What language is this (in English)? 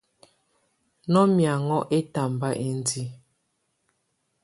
Tunen